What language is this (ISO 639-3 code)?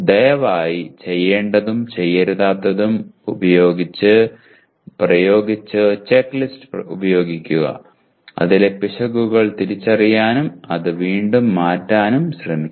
mal